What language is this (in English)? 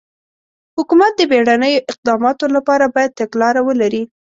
Pashto